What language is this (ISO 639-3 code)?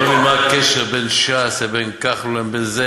heb